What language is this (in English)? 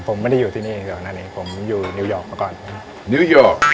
Thai